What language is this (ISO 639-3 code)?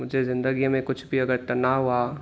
snd